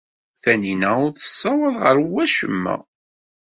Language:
Kabyle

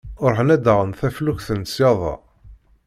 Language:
Kabyle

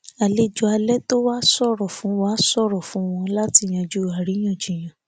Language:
Yoruba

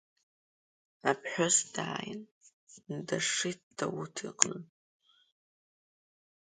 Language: Abkhazian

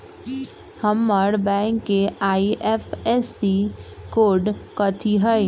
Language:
Magahi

